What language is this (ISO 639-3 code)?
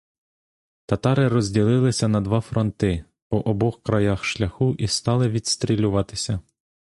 ukr